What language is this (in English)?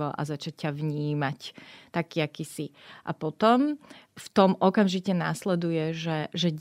Slovak